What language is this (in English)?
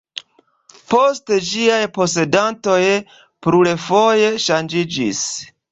Esperanto